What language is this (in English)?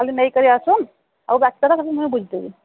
Odia